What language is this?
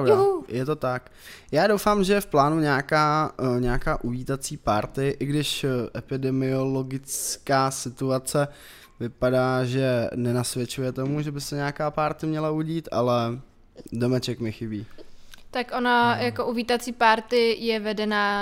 Czech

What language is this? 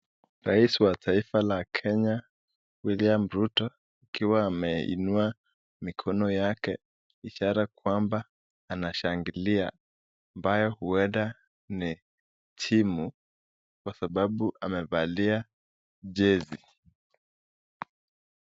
Swahili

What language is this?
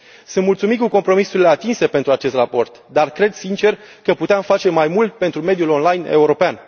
Romanian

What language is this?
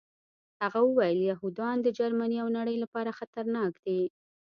Pashto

